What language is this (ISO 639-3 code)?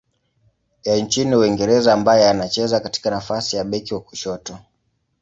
swa